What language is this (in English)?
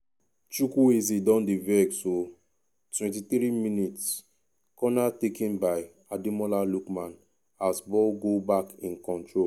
Nigerian Pidgin